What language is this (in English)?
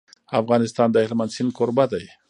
Pashto